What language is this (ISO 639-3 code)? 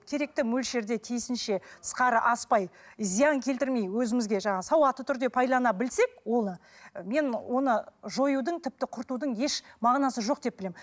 kaz